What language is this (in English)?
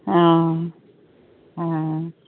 Santali